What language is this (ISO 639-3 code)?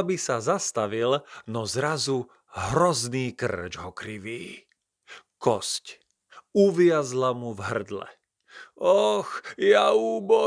slk